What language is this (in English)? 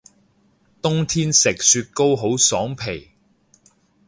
Cantonese